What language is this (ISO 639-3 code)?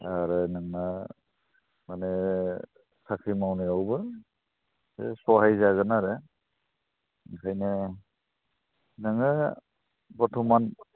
brx